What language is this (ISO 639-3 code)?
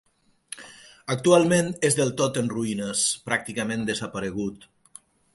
cat